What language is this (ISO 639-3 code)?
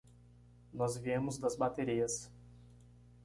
por